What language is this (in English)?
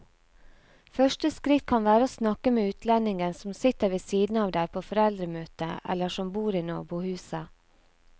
Norwegian